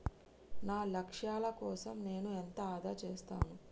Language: Telugu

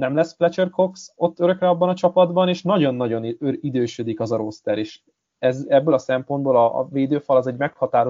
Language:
Hungarian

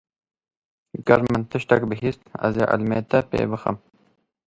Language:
Kurdish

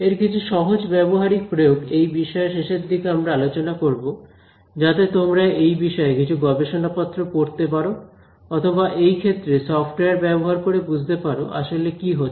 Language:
Bangla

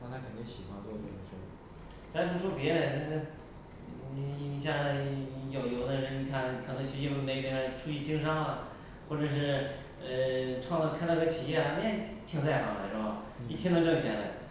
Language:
Chinese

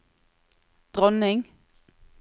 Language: Norwegian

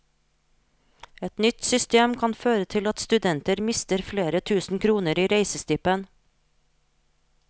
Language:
Norwegian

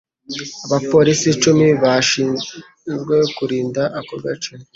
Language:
Kinyarwanda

